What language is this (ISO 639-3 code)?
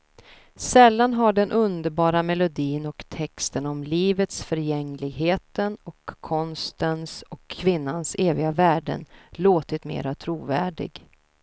swe